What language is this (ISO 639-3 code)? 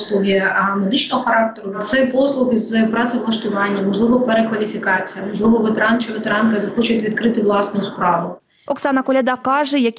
ukr